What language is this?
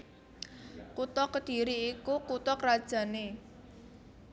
Javanese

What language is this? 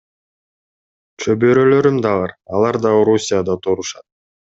Kyrgyz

